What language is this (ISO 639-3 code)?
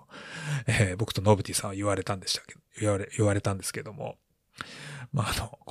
jpn